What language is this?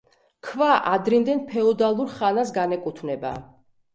Georgian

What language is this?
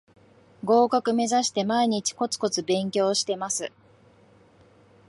Japanese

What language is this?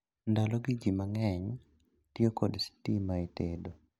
Luo (Kenya and Tanzania)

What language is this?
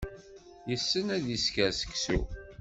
Kabyle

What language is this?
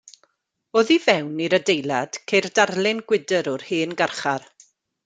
Welsh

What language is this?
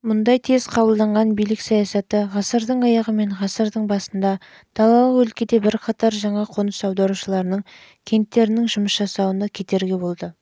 Kazakh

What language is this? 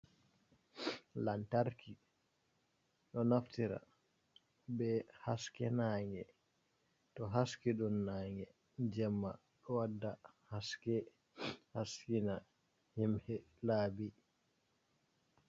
Fula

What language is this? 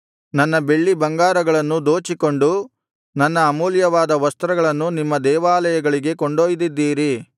Kannada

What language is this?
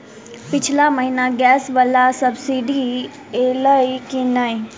Maithili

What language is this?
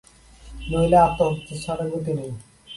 Bangla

